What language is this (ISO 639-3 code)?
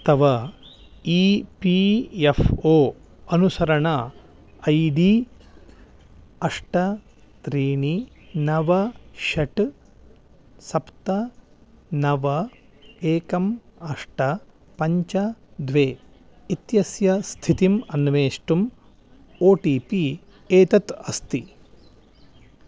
san